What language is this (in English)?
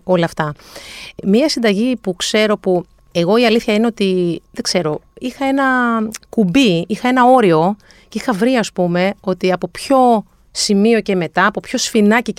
Greek